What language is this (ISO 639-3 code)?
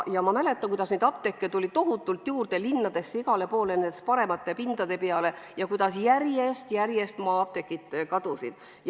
est